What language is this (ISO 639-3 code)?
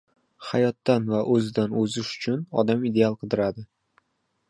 uzb